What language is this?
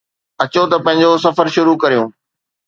Sindhi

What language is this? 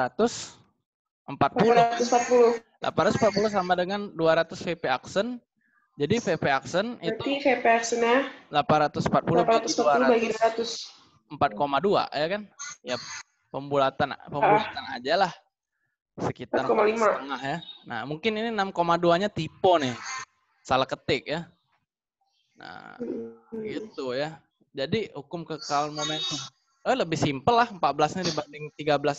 Indonesian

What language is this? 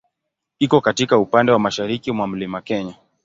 Swahili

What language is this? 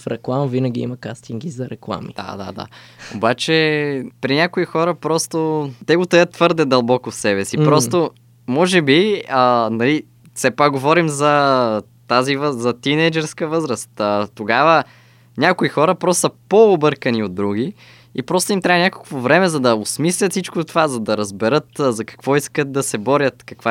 Bulgarian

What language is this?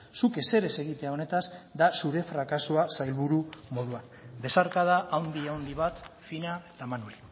Basque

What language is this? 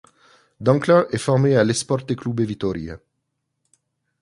French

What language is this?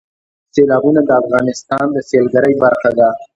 Pashto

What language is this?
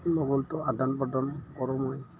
Assamese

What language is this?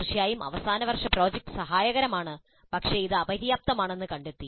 Malayalam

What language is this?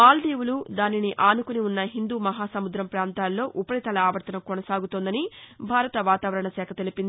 Telugu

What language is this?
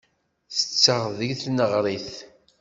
Kabyle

